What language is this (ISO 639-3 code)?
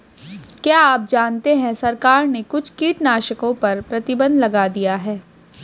hin